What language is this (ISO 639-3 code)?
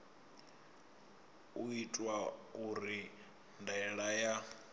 ven